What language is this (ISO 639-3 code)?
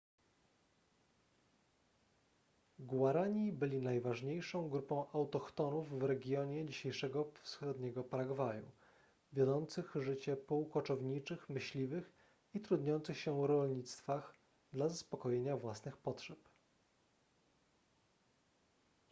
pol